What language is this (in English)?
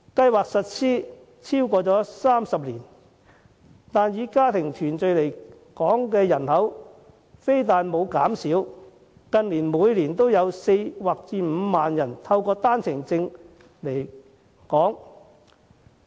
Cantonese